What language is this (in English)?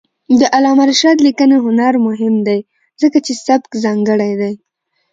Pashto